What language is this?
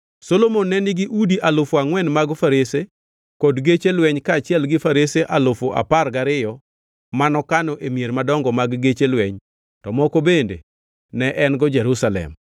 Luo (Kenya and Tanzania)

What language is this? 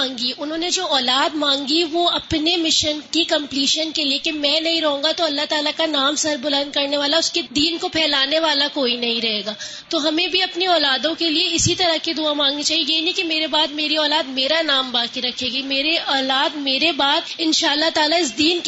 Urdu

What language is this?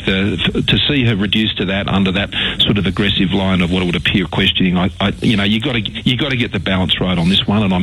Finnish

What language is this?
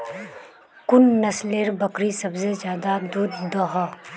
Magahi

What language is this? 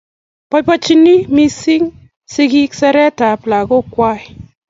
Kalenjin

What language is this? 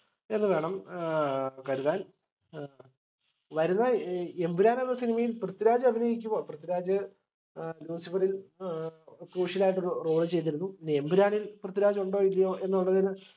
Malayalam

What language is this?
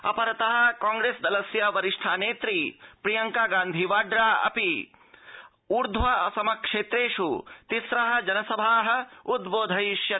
Sanskrit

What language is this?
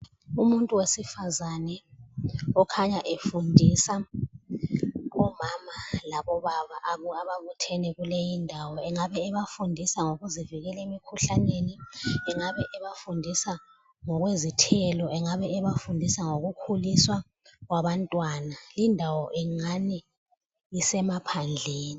North Ndebele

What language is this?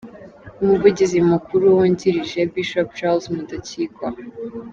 Kinyarwanda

